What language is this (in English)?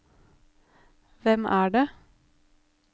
Norwegian